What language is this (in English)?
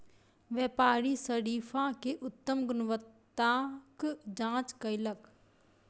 Maithili